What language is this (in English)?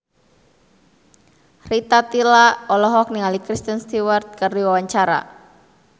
Sundanese